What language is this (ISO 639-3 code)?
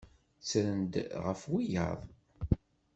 kab